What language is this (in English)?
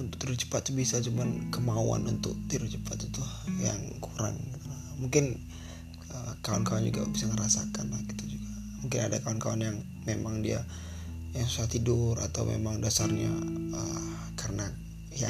Indonesian